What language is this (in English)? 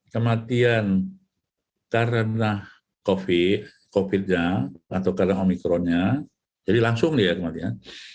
Indonesian